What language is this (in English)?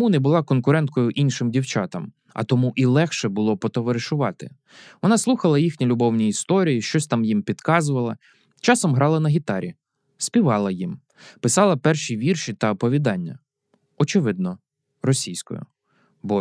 Ukrainian